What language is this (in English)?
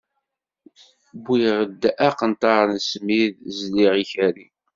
Kabyle